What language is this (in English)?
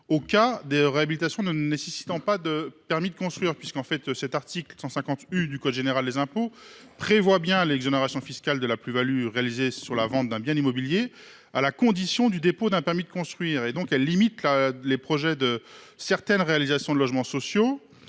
French